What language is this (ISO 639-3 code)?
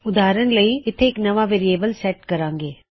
pan